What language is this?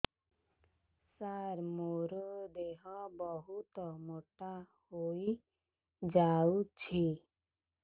Odia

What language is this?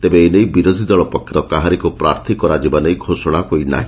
Odia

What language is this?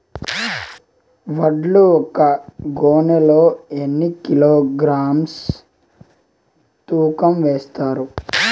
Telugu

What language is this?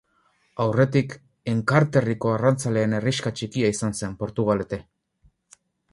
Basque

